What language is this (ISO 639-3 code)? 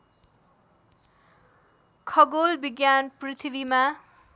nep